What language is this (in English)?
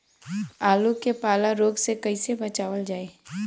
Bhojpuri